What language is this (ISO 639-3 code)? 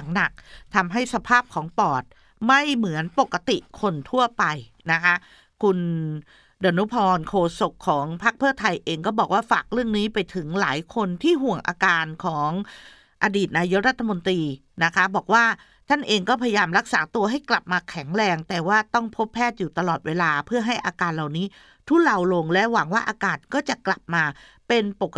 tha